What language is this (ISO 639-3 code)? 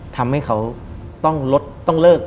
tha